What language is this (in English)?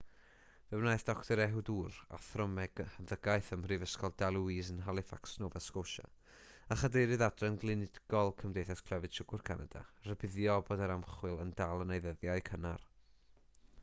Welsh